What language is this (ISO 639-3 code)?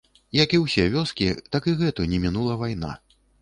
bel